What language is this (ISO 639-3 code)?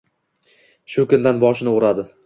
uzb